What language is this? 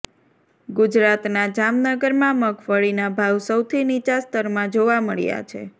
Gujarati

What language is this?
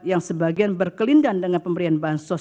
Indonesian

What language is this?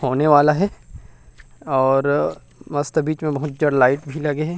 Chhattisgarhi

